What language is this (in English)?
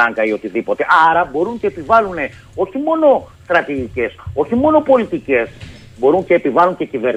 Greek